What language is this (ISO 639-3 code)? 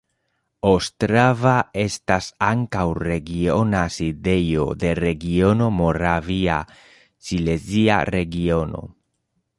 epo